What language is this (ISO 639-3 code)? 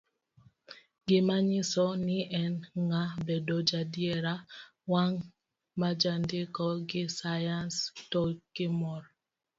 luo